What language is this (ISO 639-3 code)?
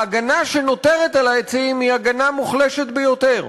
heb